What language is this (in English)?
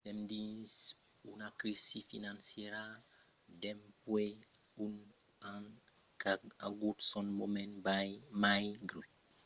Occitan